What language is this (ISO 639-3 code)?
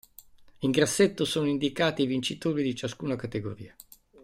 ita